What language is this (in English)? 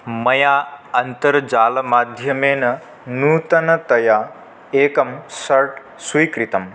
Sanskrit